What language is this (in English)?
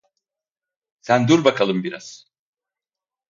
Turkish